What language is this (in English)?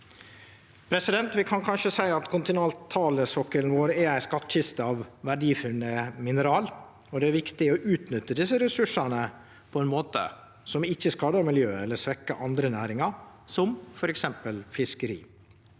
Norwegian